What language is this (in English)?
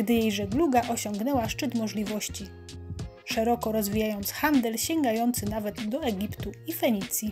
Polish